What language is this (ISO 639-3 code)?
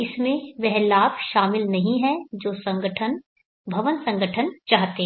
hin